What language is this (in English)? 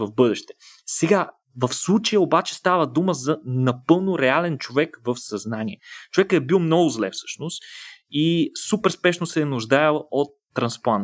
Bulgarian